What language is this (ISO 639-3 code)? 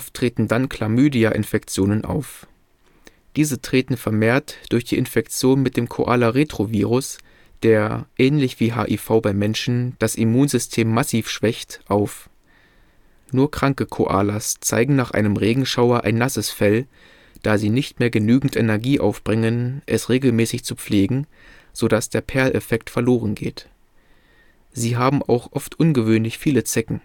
deu